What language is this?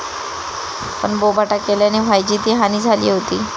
Marathi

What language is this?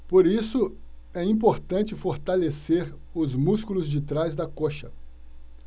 Portuguese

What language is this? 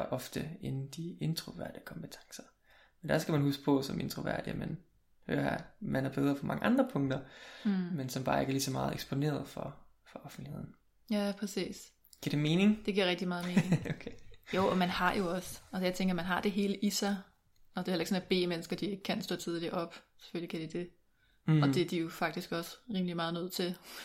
Danish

